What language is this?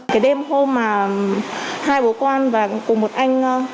Vietnamese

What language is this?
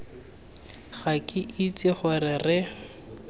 Tswana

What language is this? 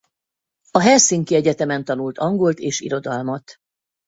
Hungarian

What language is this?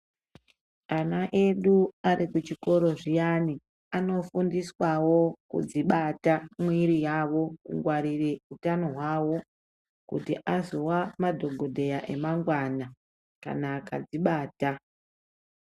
Ndau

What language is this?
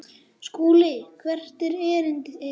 Icelandic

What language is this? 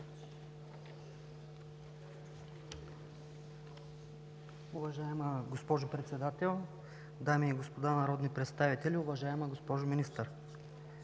Bulgarian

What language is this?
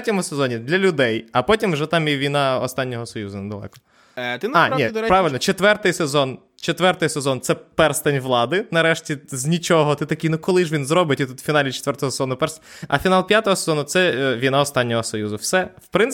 Ukrainian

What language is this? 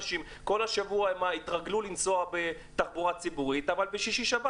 Hebrew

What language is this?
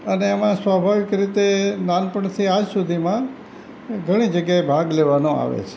Gujarati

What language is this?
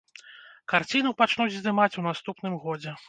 Belarusian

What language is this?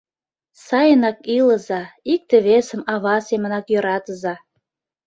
Mari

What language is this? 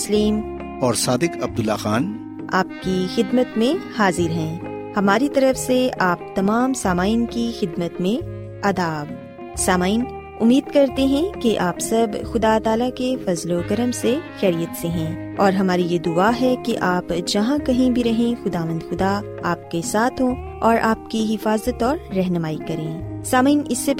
Urdu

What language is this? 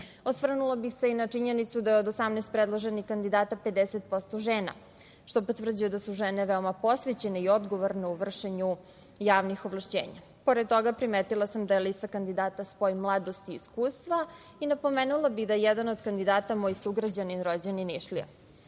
Serbian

